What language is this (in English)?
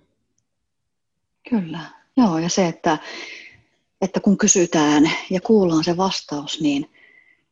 Finnish